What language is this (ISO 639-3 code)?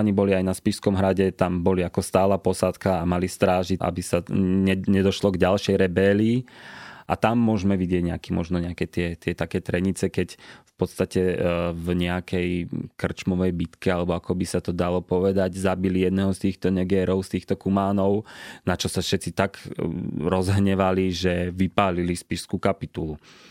slk